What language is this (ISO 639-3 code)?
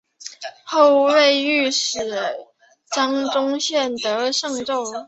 zho